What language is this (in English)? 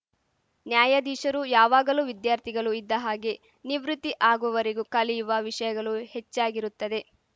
Kannada